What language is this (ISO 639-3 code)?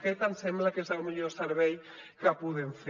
cat